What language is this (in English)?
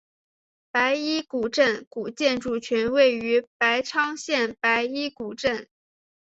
Chinese